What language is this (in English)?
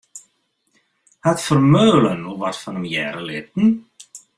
Western Frisian